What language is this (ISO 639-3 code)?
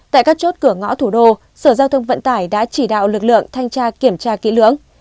vie